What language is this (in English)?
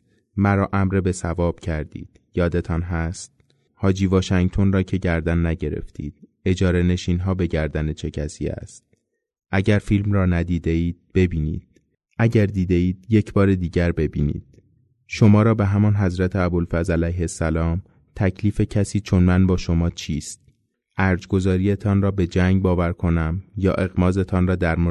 Persian